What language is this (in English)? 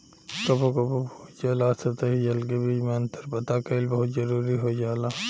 Bhojpuri